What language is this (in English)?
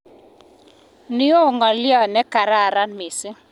Kalenjin